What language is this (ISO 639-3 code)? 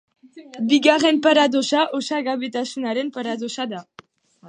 eus